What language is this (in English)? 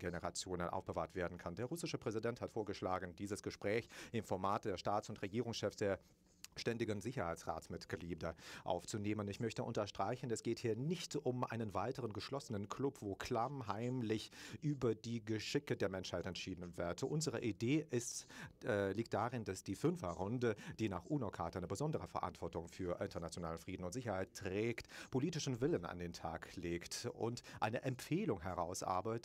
German